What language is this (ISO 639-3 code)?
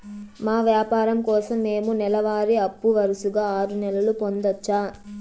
tel